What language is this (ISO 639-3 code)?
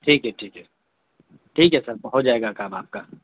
urd